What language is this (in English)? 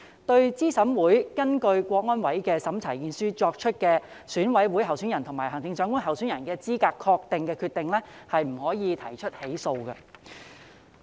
Cantonese